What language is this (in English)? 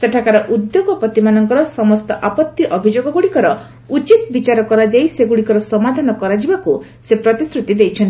Odia